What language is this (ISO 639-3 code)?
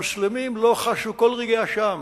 heb